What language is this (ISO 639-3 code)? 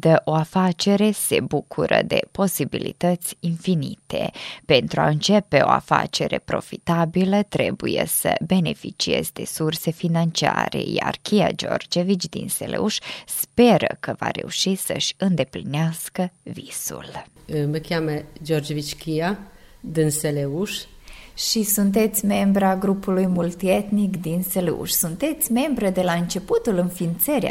ron